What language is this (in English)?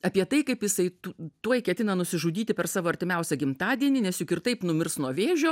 Lithuanian